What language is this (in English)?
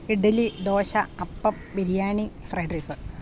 Malayalam